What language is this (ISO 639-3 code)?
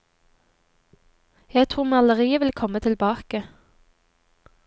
nor